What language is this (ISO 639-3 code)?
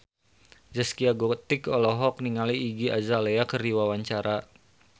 sun